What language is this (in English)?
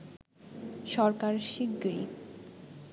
Bangla